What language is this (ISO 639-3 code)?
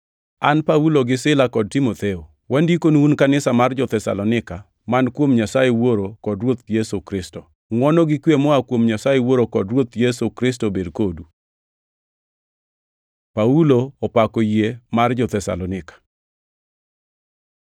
luo